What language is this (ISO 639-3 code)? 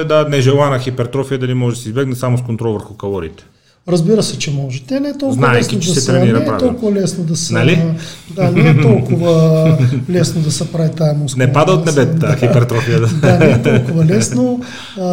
bul